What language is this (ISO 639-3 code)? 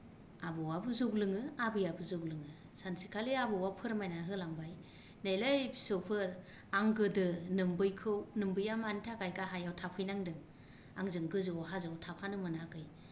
brx